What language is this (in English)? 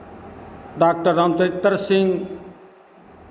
Hindi